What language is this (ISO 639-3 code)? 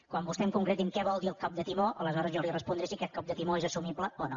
cat